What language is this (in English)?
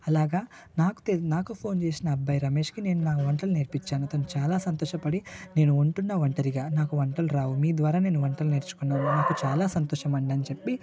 Telugu